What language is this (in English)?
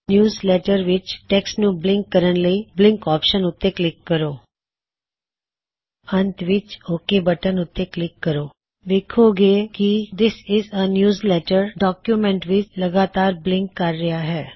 Punjabi